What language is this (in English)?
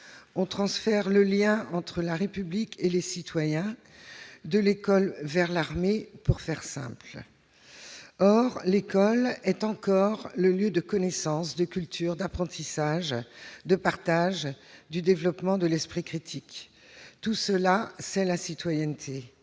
French